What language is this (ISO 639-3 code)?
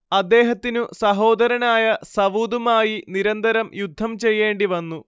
mal